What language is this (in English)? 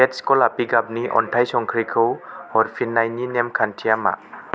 Bodo